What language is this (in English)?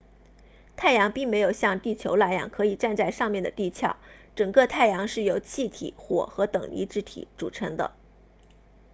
Chinese